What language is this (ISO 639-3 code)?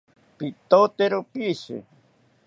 cpy